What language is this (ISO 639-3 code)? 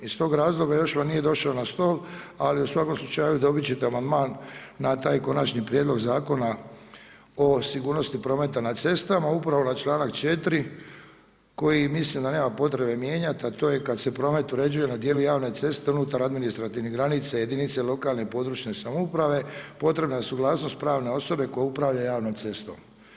hrv